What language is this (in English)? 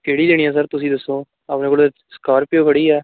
Punjabi